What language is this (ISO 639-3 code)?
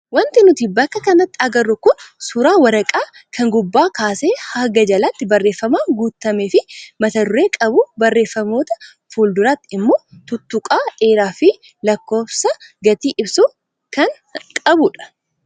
orm